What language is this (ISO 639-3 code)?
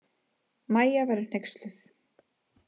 isl